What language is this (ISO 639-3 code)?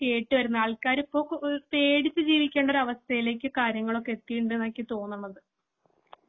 mal